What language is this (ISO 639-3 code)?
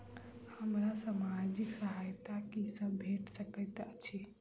mai